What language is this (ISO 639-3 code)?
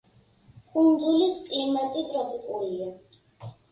kat